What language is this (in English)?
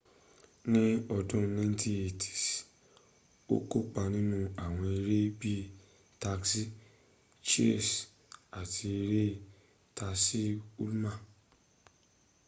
Yoruba